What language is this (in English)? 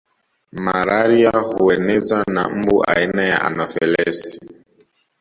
Swahili